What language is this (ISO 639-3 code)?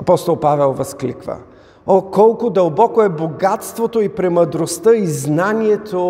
bul